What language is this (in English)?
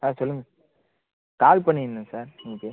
Tamil